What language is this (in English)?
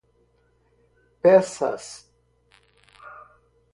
Portuguese